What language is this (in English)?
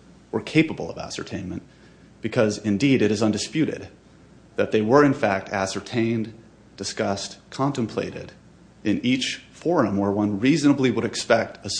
English